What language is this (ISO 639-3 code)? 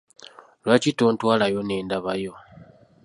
lug